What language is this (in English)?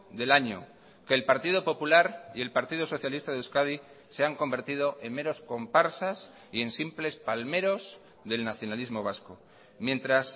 Spanish